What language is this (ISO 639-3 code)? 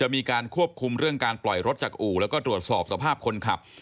tha